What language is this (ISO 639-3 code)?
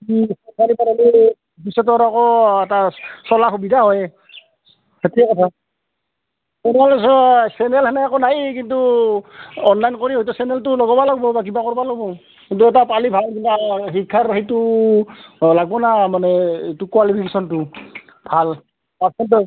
asm